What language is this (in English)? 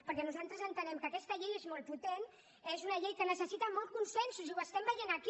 Catalan